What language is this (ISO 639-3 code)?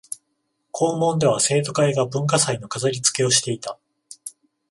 jpn